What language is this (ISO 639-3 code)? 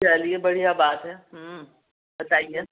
urd